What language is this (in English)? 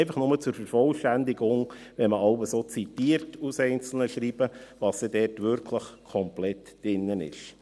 Swiss German